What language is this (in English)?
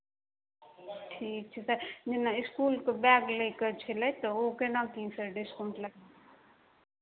Maithili